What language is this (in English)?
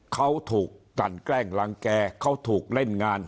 Thai